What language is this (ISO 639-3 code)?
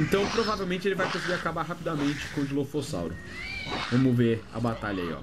por